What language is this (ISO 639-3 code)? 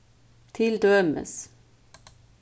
fao